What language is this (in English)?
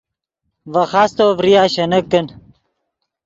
Yidgha